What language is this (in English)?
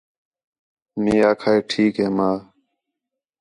Khetrani